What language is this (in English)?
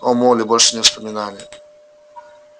Russian